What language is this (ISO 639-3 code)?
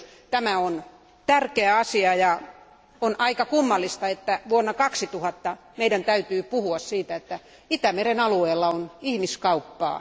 fin